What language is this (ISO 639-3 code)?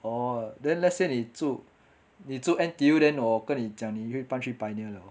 eng